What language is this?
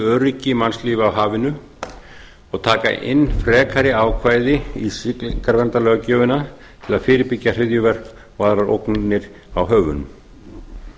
Icelandic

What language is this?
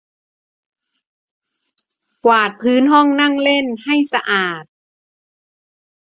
Thai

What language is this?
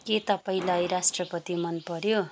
Nepali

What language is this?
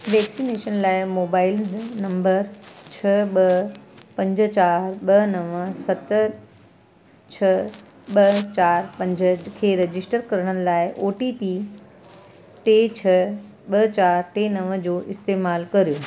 Sindhi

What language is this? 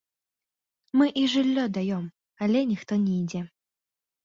Belarusian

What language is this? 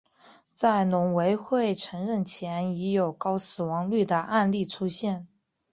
Chinese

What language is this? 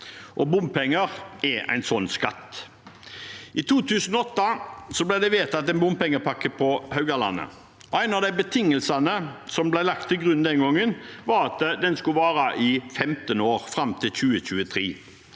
Norwegian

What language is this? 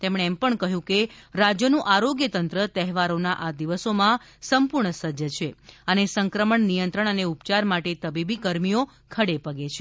Gujarati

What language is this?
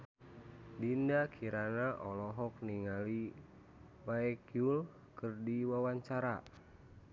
Sundanese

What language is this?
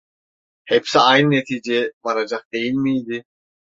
Turkish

